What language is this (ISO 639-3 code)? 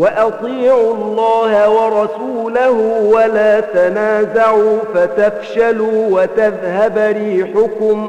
ara